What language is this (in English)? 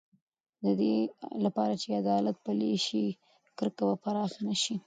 Pashto